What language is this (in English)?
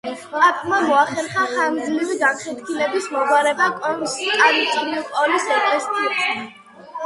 Georgian